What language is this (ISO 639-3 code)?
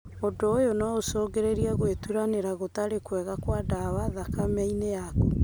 kik